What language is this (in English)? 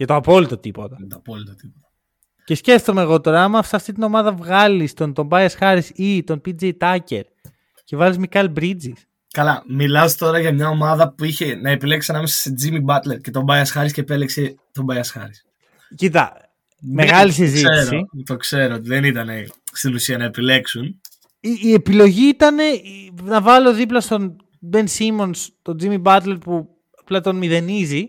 Greek